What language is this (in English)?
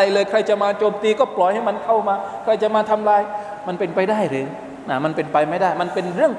Thai